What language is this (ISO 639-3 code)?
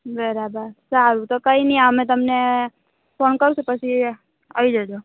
guj